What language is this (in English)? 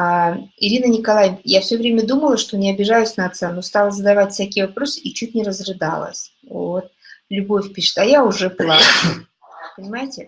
Russian